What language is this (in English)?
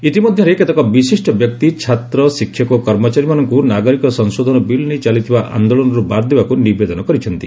Odia